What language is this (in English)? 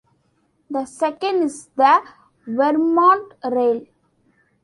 English